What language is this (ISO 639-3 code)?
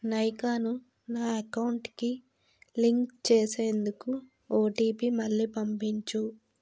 tel